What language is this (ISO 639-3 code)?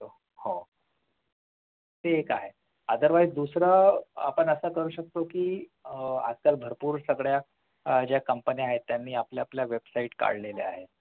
mar